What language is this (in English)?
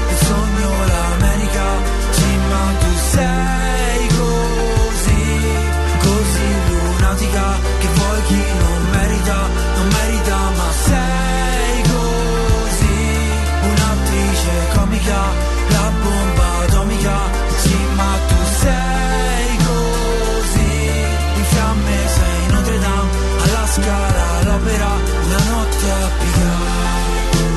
Italian